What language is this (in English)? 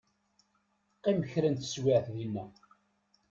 Kabyle